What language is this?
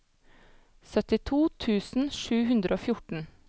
Norwegian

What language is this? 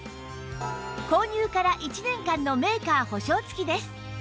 Japanese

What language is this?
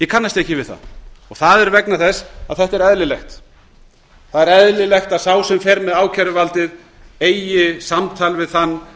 Icelandic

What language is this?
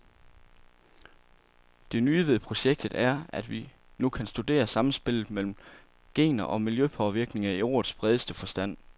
Danish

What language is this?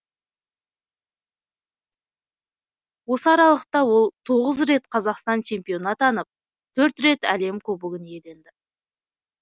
Kazakh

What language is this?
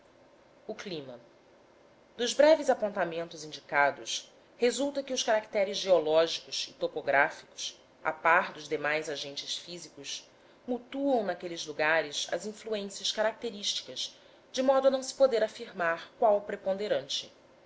Portuguese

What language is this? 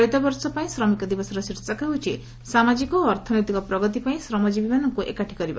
Odia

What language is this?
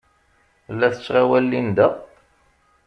Kabyle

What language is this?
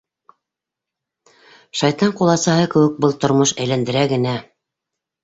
Bashkir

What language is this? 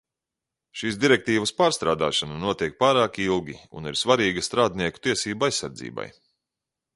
Latvian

